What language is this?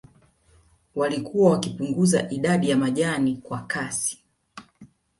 Swahili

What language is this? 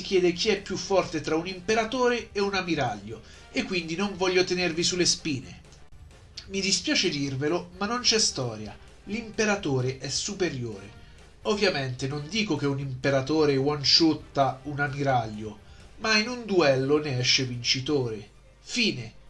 Italian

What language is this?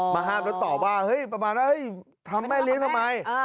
Thai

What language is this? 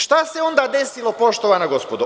Serbian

